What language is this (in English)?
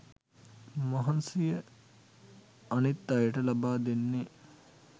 Sinhala